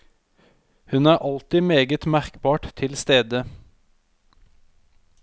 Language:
Norwegian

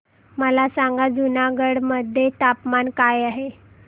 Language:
Marathi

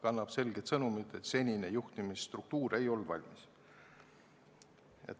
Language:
Estonian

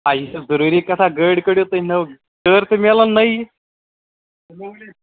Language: Kashmiri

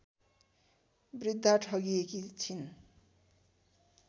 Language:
Nepali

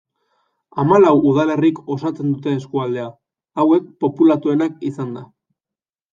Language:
Basque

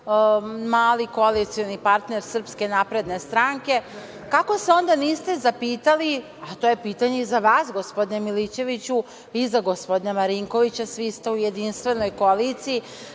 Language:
Serbian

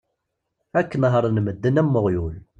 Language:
Kabyle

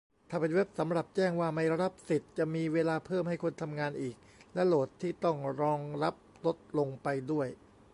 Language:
Thai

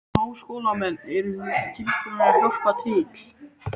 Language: Icelandic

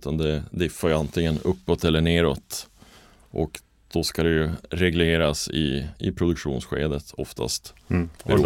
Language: Swedish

